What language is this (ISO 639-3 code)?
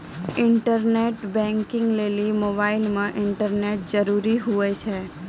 mai